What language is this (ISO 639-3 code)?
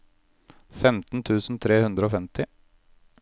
nor